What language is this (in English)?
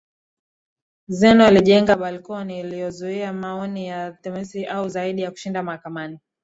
Swahili